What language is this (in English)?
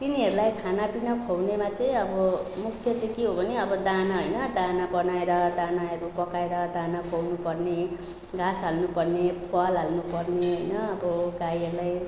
Nepali